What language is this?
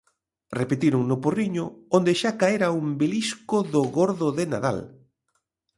Galician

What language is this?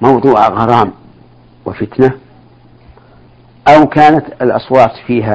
Arabic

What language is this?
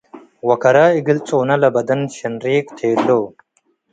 Tigre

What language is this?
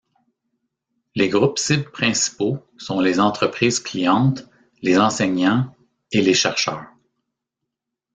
French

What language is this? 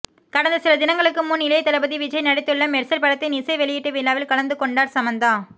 Tamil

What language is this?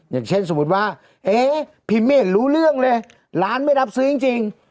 Thai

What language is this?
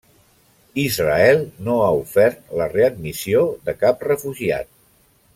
Catalan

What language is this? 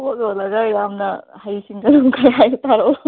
Manipuri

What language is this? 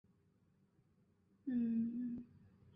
Chinese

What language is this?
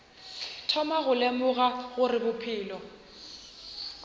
Northern Sotho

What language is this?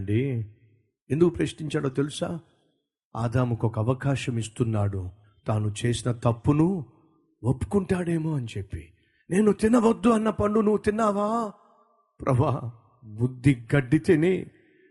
Telugu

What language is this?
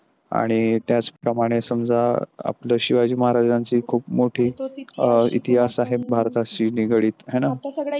Marathi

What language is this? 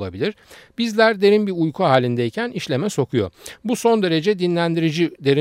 Turkish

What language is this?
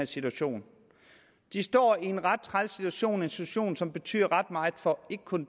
Danish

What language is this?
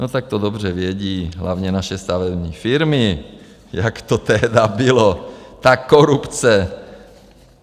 Czech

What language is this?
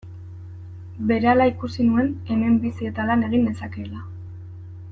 Basque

